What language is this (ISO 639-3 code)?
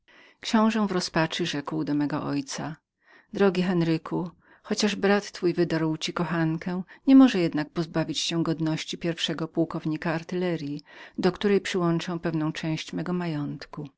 pol